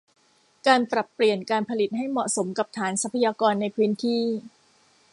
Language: Thai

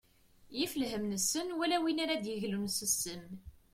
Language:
Kabyle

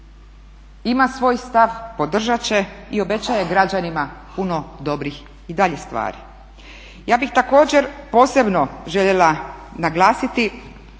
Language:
Croatian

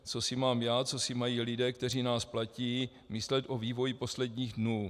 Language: Czech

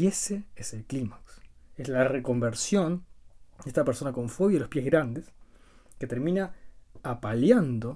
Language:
Spanish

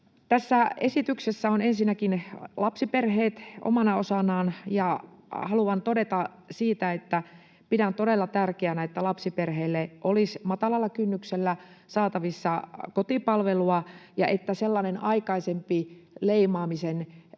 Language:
Finnish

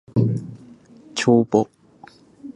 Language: Japanese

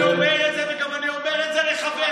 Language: Hebrew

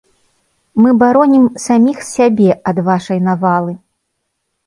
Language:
Belarusian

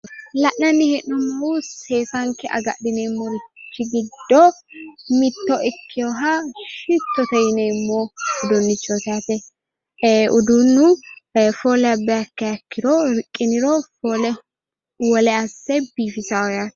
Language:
Sidamo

